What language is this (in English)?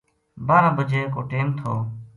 Gujari